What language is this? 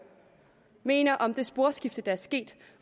Danish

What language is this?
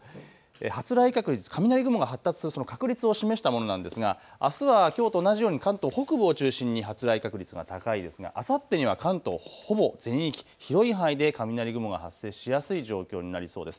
Japanese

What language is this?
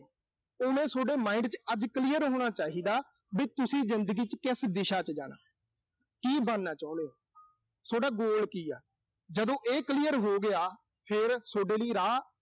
Punjabi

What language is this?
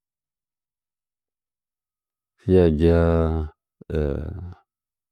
Nzanyi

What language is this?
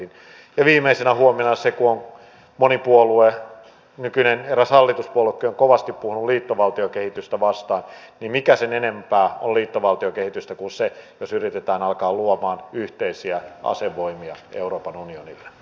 Finnish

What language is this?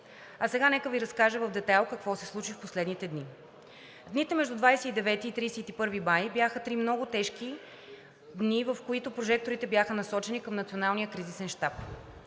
Bulgarian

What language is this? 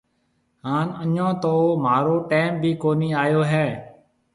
Marwari (Pakistan)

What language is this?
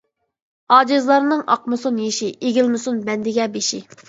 Uyghur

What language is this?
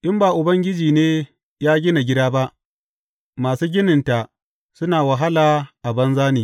Hausa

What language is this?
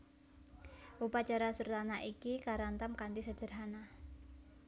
Javanese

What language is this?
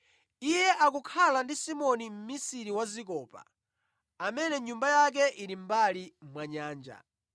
Nyanja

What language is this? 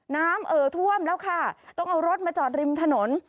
Thai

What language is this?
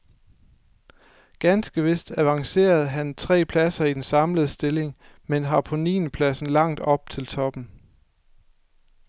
Danish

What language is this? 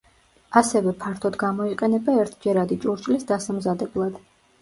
Georgian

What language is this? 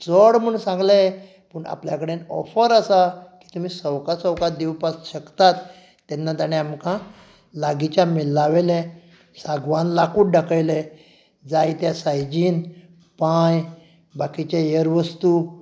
Konkani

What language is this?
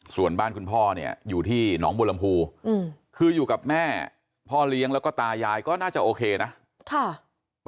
Thai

